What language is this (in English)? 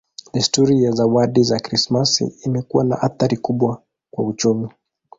Swahili